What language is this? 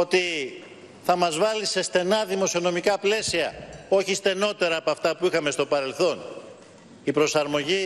Greek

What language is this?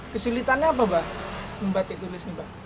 Indonesian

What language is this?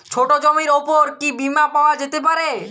Bangla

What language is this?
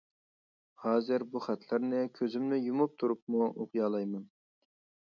Uyghur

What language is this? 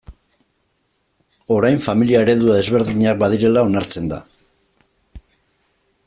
Basque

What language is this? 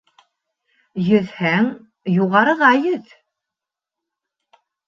Bashkir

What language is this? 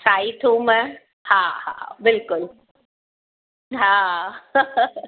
Sindhi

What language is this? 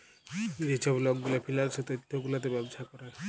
Bangla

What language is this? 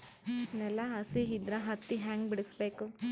Kannada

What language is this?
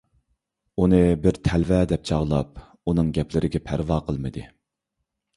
Uyghur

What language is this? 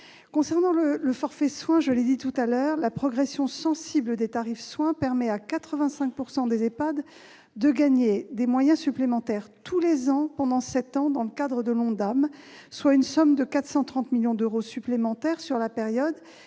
French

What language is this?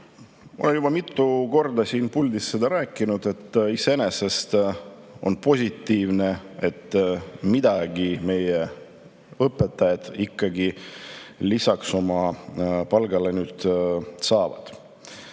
Estonian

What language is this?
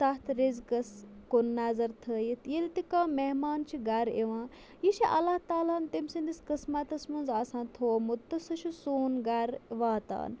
Kashmiri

